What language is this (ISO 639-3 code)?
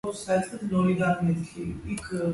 kat